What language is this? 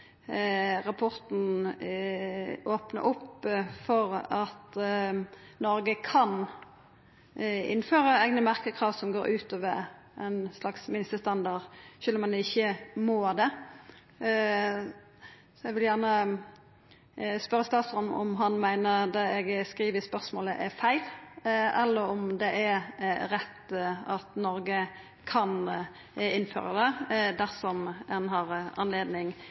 Norwegian Nynorsk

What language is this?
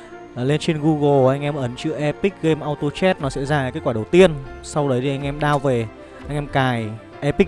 Vietnamese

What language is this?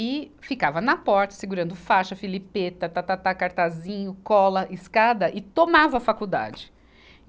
Portuguese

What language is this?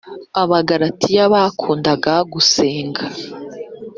Kinyarwanda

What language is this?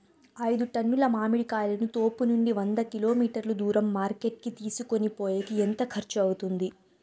Telugu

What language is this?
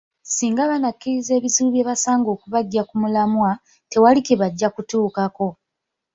Ganda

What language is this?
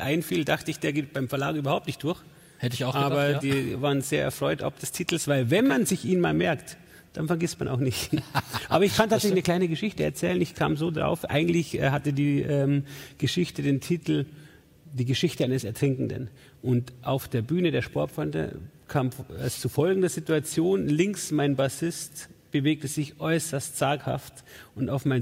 German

